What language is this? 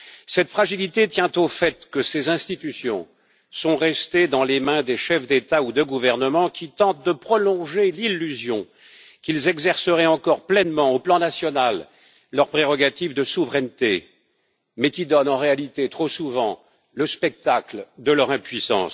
French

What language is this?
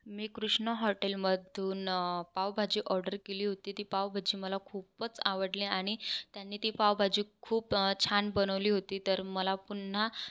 Marathi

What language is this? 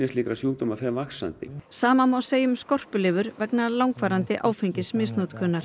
Icelandic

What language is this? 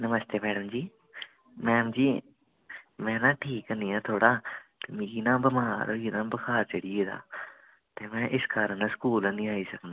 Dogri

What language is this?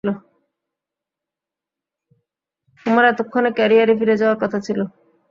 Bangla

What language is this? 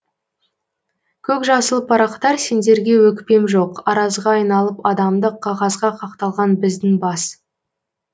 Kazakh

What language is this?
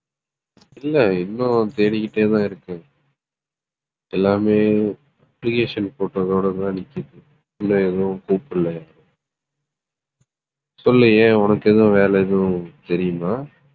Tamil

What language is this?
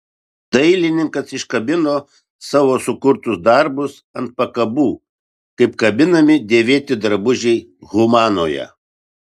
Lithuanian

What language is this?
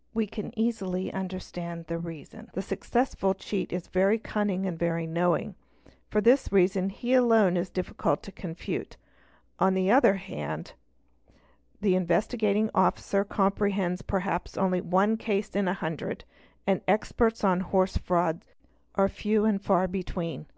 English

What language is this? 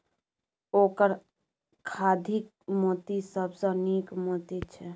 Maithili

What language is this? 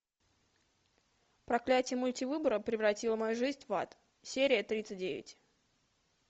Russian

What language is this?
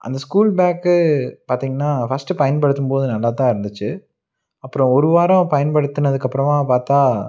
Tamil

